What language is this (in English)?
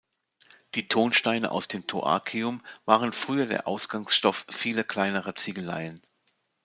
German